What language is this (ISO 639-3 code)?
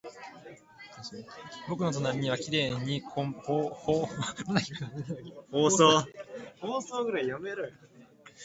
jpn